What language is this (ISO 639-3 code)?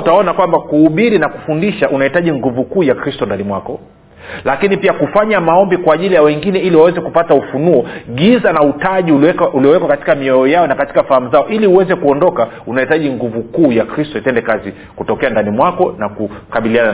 swa